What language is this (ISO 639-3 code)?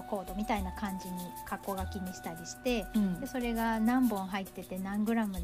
jpn